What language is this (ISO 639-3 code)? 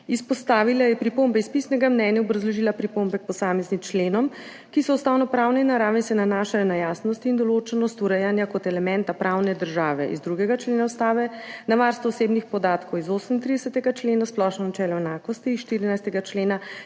slv